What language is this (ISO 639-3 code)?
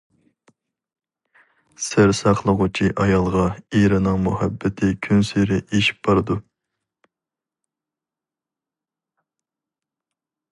uig